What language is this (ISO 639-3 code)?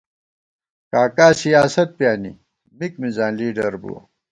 gwt